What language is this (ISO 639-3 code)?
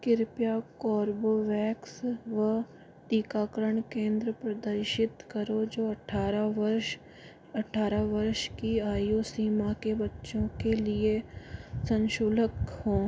hin